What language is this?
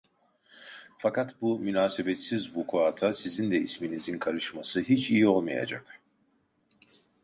Turkish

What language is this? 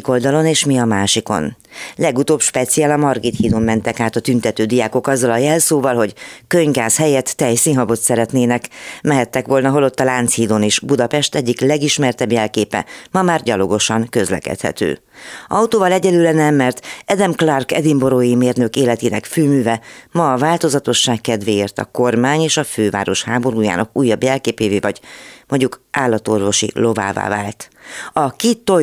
Hungarian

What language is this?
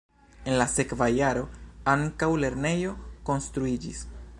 Esperanto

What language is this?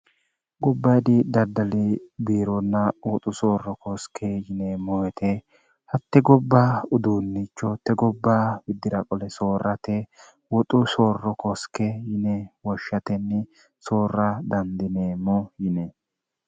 Sidamo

